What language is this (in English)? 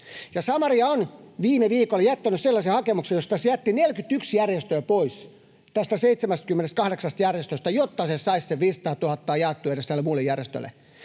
Finnish